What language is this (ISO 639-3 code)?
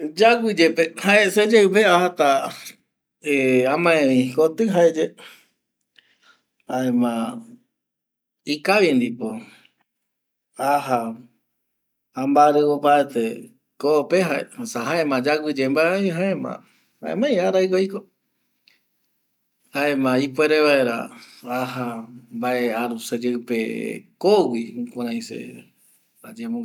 gui